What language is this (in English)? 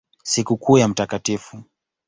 Swahili